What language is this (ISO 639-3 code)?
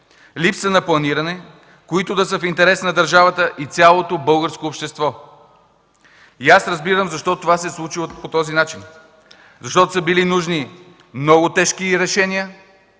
bul